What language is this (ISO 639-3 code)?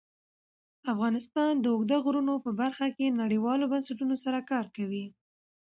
pus